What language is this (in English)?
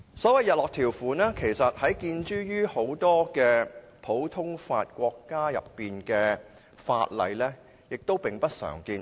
Cantonese